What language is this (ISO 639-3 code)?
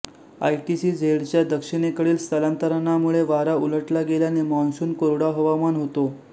mar